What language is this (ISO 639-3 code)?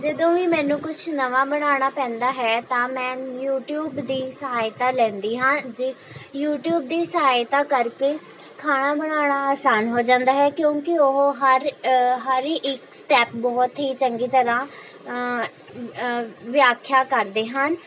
pan